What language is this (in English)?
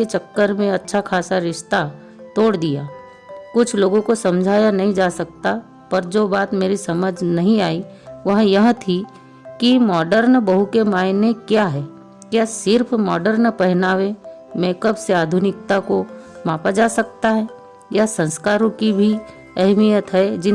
Hindi